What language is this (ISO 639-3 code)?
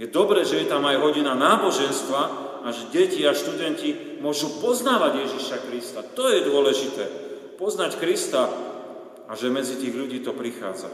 slk